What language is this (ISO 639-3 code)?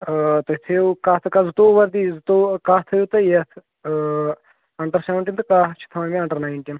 kas